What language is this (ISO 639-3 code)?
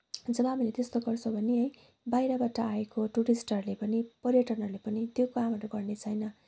nep